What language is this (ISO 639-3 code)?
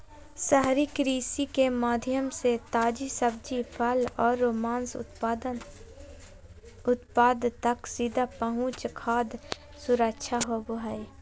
mag